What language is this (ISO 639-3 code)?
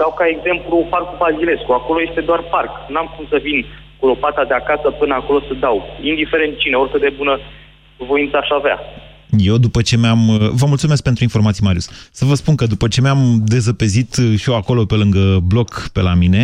ron